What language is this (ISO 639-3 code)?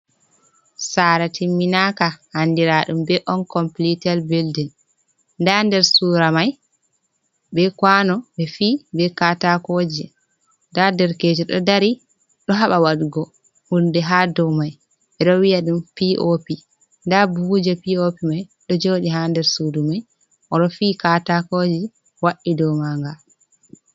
ful